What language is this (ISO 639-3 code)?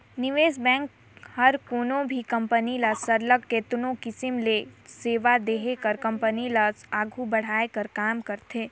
hne